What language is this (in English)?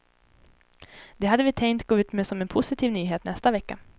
Swedish